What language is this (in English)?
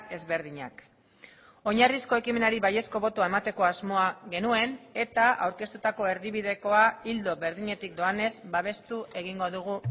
Basque